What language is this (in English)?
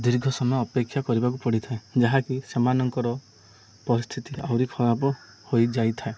Odia